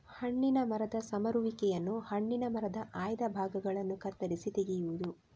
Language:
Kannada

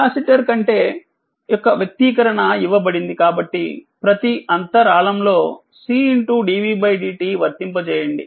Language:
Telugu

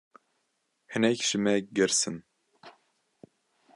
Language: Kurdish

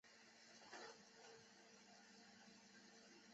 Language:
Chinese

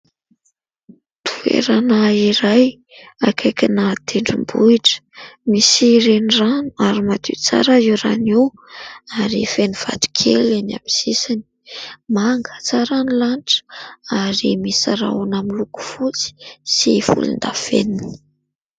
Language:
Malagasy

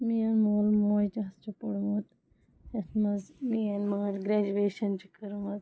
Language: Kashmiri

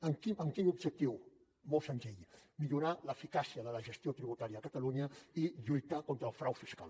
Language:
Catalan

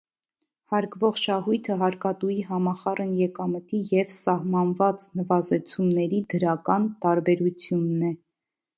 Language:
Armenian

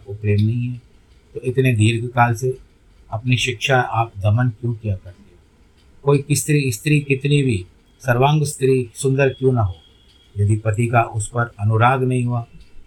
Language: Hindi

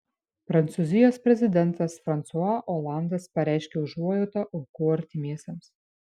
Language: Lithuanian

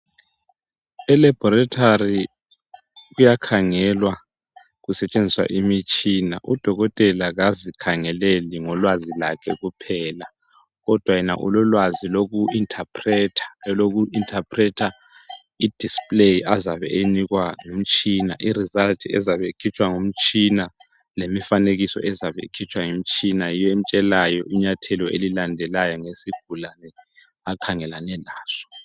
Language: North Ndebele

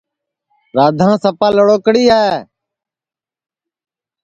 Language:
Sansi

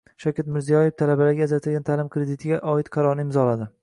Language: Uzbek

